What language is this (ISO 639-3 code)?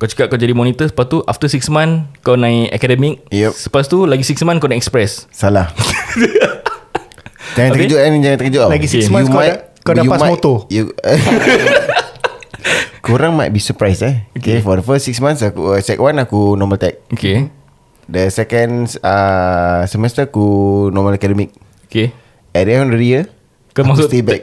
msa